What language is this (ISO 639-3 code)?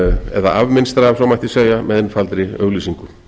isl